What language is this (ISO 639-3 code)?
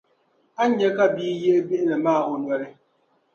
dag